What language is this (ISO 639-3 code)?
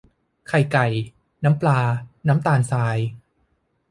tha